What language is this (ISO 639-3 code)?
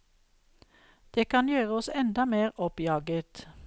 nor